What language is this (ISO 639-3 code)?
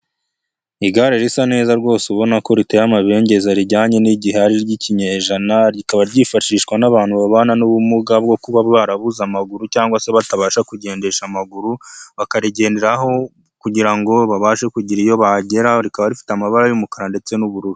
kin